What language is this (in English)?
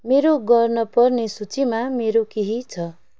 Nepali